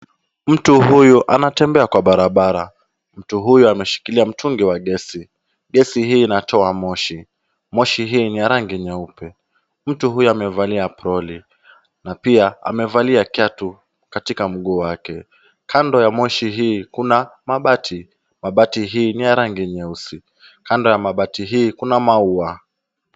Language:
Swahili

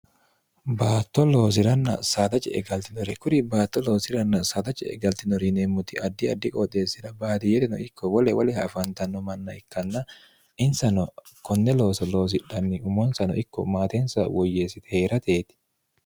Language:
Sidamo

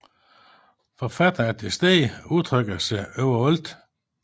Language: Danish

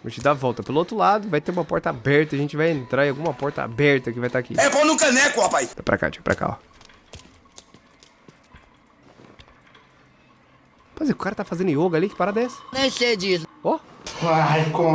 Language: Portuguese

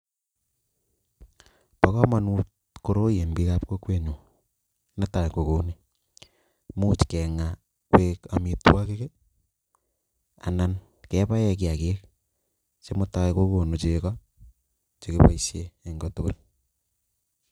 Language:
Kalenjin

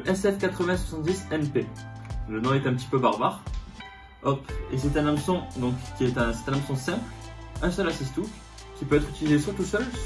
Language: French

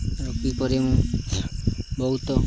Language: Odia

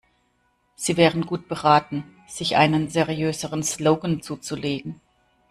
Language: German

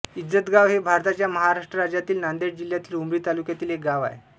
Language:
Marathi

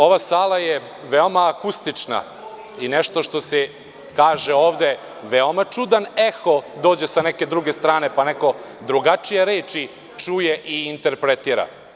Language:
Serbian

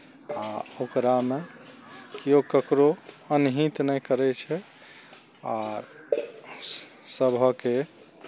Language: Maithili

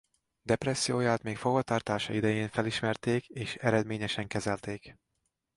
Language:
Hungarian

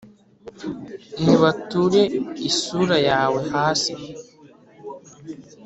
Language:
Kinyarwanda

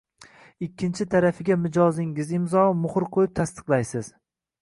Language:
Uzbek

